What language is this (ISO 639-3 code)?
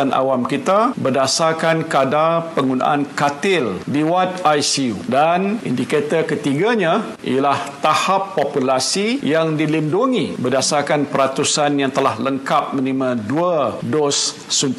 msa